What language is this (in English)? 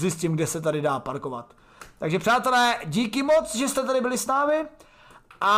Czech